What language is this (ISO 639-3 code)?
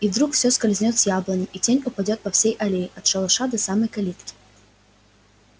rus